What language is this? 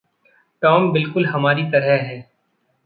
Hindi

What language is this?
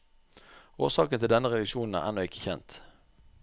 Norwegian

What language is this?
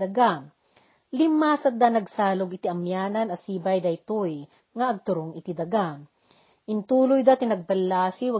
Filipino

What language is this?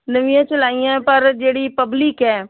Punjabi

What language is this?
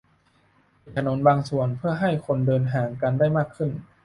Thai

